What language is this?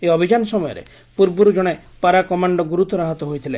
Odia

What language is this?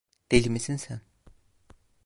Turkish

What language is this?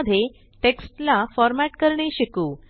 Marathi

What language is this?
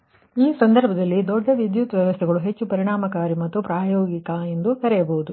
Kannada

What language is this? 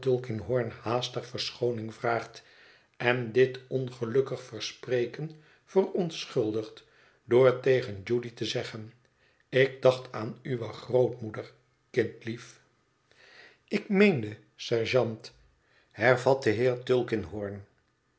Dutch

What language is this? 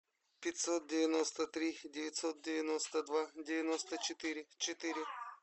Russian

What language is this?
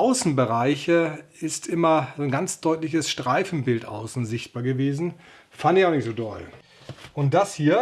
German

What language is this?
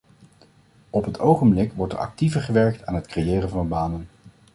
Dutch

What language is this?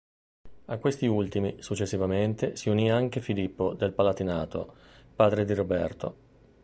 Italian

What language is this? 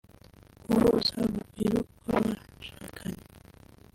Kinyarwanda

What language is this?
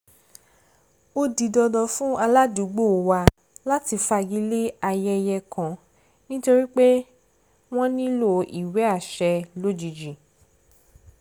Yoruba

